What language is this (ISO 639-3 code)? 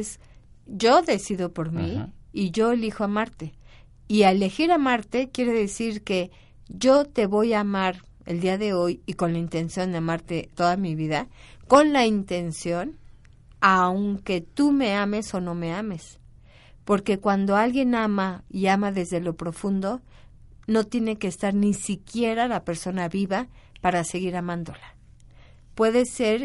spa